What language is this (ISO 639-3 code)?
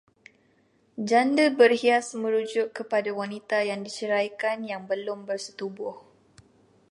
msa